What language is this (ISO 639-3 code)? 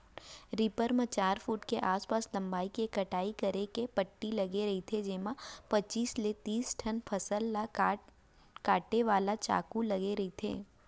hne